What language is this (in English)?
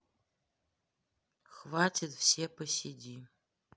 Russian